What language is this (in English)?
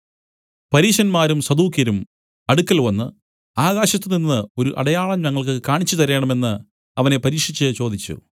Malayalam